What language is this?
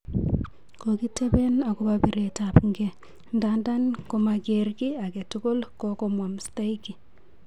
Kalenjin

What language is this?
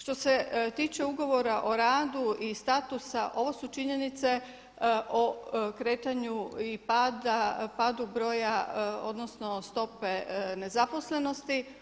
Croatian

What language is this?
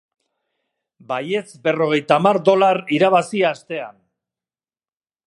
Basque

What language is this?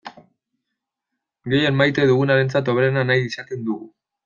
Basque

